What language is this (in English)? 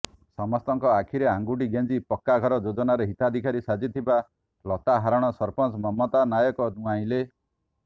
Odia